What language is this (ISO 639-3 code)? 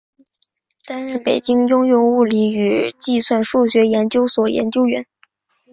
zho